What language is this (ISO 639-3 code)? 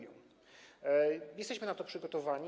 pol